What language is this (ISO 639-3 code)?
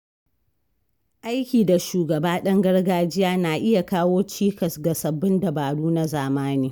hau